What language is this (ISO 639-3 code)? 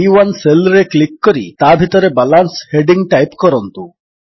ori